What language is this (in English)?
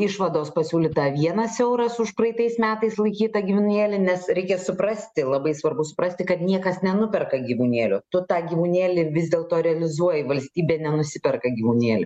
Lithuanian